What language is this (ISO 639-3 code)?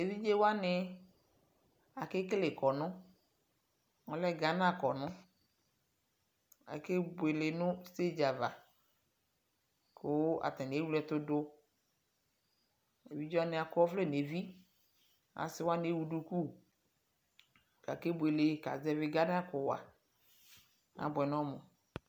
kpo